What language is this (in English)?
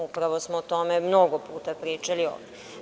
Serbian